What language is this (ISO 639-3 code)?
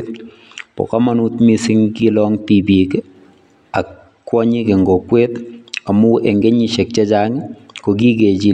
kln